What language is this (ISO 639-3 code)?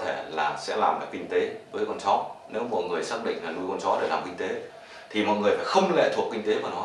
vie